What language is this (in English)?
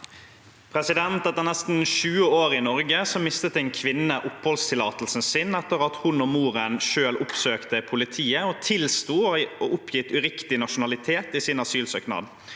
Norwegian